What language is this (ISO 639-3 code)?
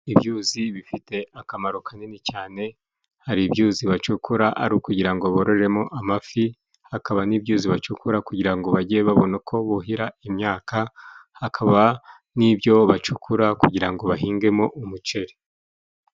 kin